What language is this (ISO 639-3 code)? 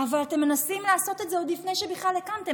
heb